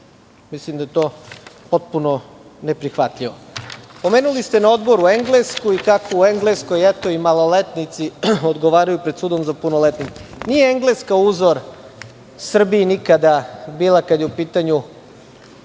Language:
Serbian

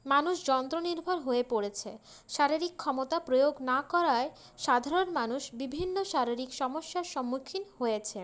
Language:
Bangla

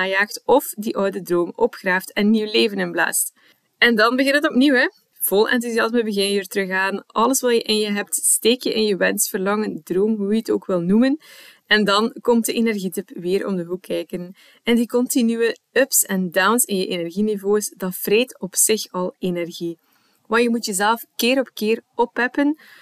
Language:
Dutch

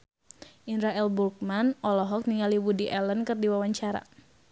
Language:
Sundanese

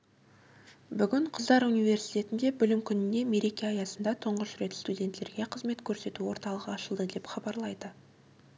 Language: Kazakh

